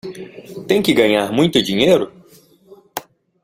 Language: Portuguese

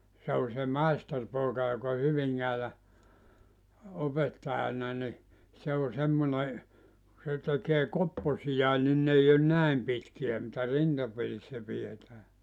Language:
Finnish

